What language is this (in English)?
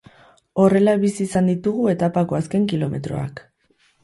Basque